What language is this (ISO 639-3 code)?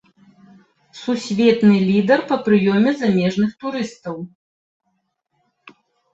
bel